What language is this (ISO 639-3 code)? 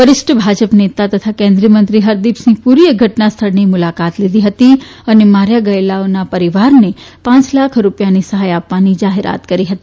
guj